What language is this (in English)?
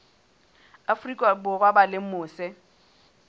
Southern Sotho